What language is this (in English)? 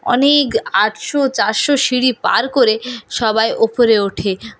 Bangla